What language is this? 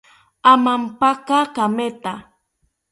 South Ucayali Ashéninka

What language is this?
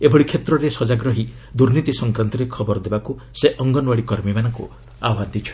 Odia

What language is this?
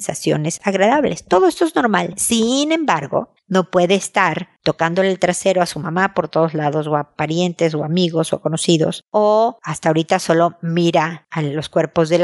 Spanish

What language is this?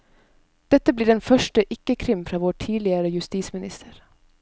Norwegian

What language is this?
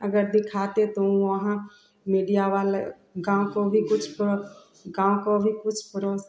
Hindi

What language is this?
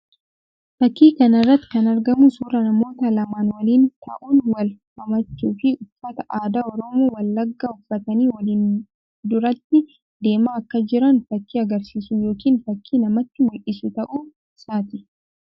Oromo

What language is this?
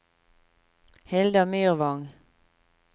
Norwegian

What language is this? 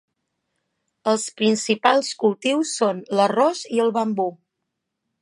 Catalan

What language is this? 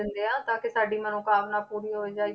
Punjabi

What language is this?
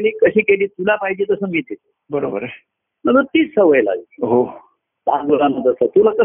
Marathi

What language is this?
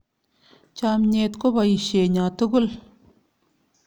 Kalenjin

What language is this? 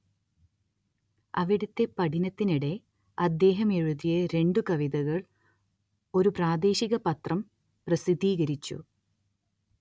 Malayalam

